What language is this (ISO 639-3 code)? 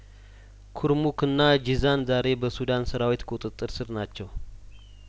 amh